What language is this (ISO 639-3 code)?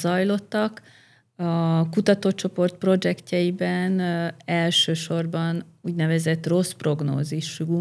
hun